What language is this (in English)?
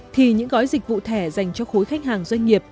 Vietnamese